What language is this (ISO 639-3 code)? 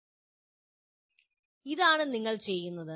mal